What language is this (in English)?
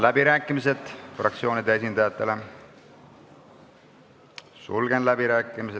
Estonian